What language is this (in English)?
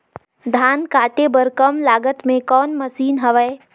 Chhattisgarhi